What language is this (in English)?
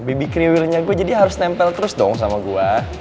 Indonesian